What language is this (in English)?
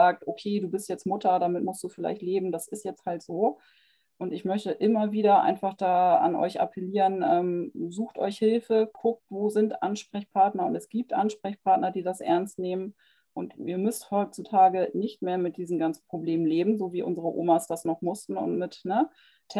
German